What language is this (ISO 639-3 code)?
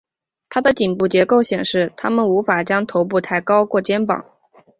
zho